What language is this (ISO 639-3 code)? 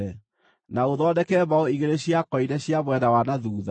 kik